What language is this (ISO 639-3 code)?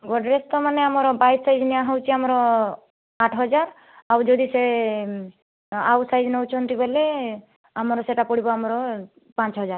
ori